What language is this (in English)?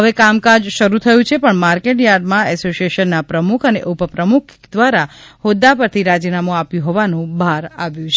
Gujarati